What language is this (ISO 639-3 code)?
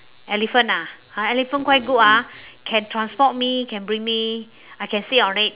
eng